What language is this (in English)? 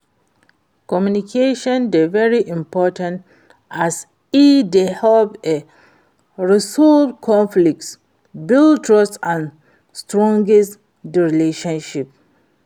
Nigerian Pidgin